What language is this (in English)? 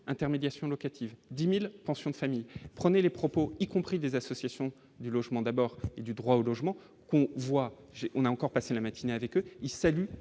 French